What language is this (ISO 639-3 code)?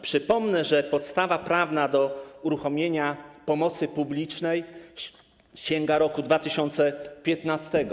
pol